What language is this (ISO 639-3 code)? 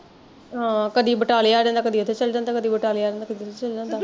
pan